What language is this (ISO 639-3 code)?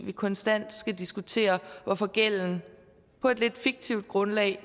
dan